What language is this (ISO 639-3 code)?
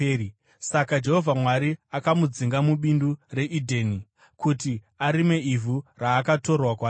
sna